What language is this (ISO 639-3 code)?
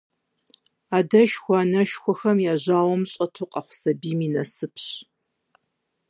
kbd